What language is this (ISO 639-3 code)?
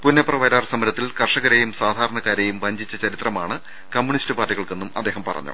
mal